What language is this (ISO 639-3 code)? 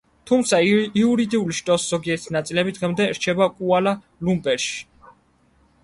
kat